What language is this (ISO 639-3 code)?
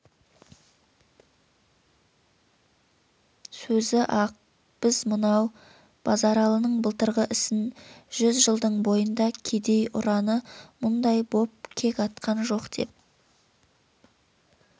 kaz